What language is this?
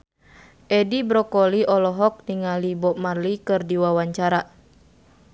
Sundanese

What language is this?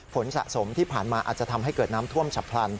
Thai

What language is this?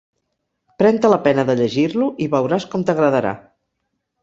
Catalan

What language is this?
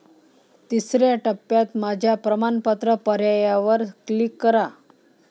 Marathi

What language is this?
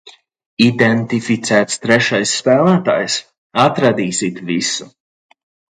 Latvian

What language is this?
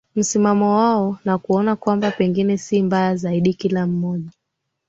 Swahili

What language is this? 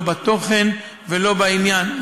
Hebrew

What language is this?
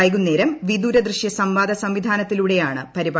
Malayalam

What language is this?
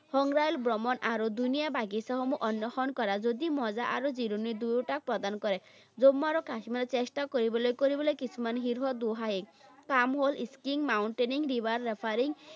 Assamese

